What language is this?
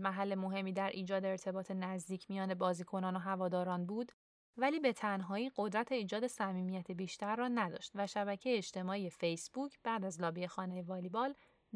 Persian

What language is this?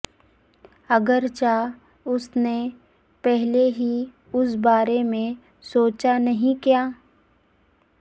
Urdu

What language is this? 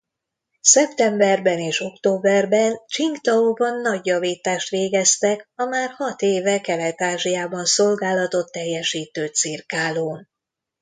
Hungarian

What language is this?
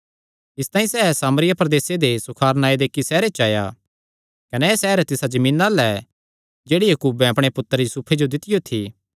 Kangri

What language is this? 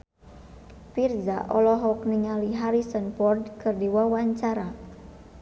Sundanese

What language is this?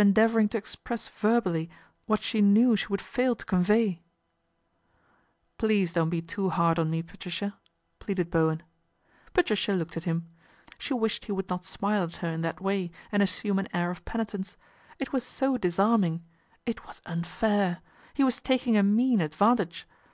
English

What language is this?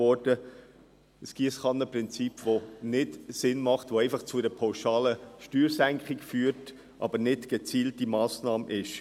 Swiss German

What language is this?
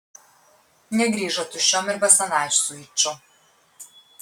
Lithuanian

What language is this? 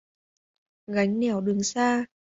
Vietnamese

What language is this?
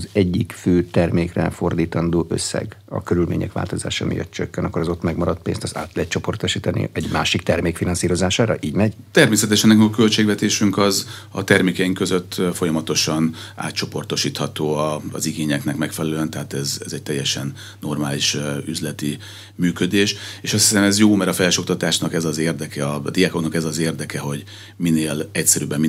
Hungarian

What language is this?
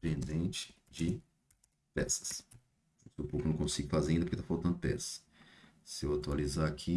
Portuguese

